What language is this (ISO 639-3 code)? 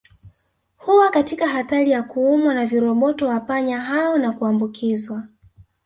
swa